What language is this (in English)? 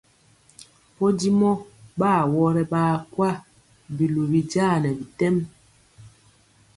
Mpiemo